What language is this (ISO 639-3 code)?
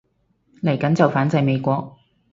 yue